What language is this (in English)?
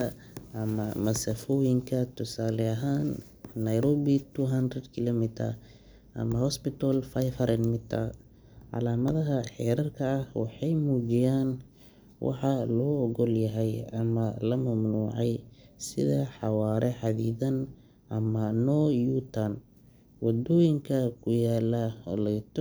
Somali